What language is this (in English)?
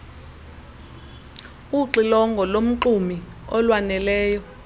Xhosa